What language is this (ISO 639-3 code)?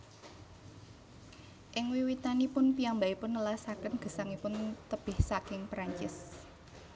jav